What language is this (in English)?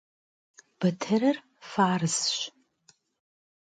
Kabardian